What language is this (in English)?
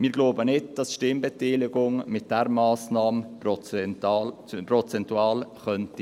Swiss German